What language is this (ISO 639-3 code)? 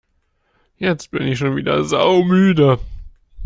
deu